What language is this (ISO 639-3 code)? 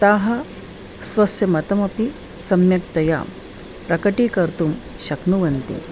san